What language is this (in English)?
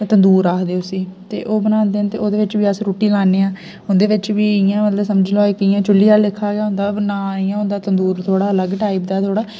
Dogri